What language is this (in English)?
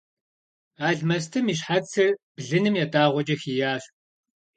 Kabardian